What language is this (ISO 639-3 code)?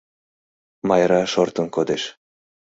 chm